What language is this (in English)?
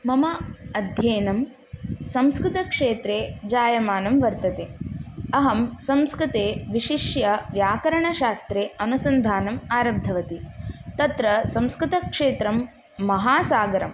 Sanskrit